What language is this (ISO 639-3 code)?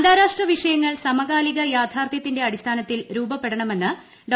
mal